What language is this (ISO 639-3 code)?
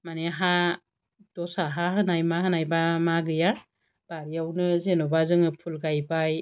brx